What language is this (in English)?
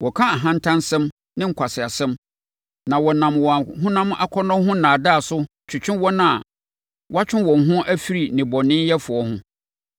Akan